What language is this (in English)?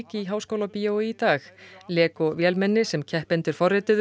Icelandic